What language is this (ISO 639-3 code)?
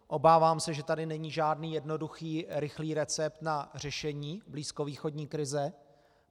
ces